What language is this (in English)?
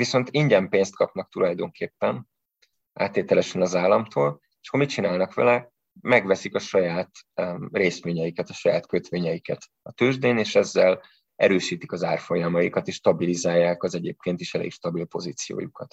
Hungarian